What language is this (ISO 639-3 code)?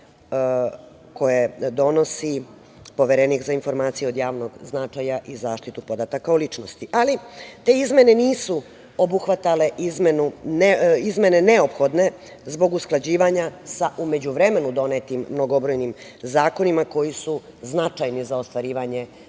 srp